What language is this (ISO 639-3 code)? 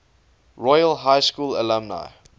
eng